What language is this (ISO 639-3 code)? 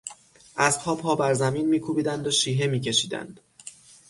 fas